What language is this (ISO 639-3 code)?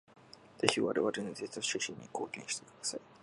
jpn